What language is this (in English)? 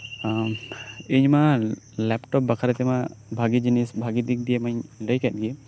Santali